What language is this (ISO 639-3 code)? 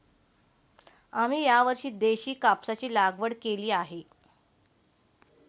mar